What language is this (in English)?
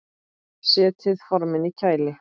Icelandic